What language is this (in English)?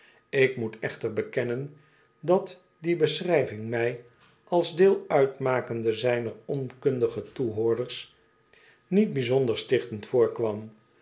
Dutch